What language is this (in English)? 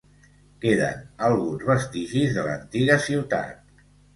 Catalan